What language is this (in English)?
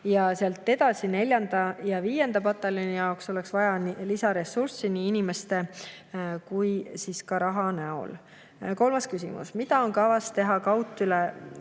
Estonian